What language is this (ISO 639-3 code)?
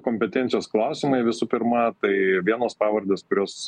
lit